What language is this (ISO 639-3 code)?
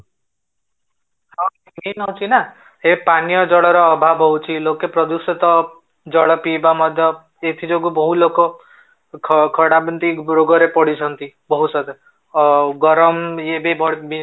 ori